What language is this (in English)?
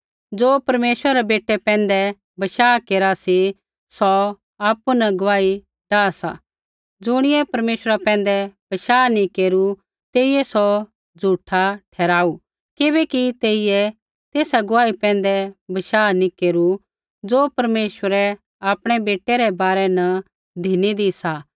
Kullu Pahari